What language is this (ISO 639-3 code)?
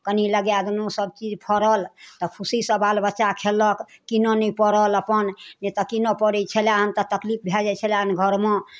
mai